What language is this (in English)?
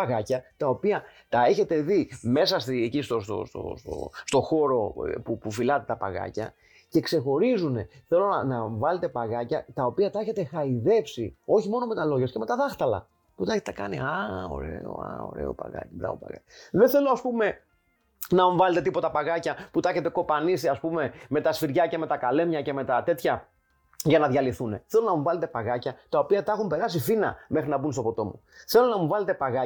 Greek